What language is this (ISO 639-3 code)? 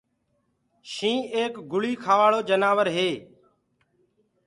ggg